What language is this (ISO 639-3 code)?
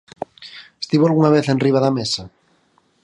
glg